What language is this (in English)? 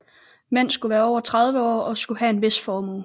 Danish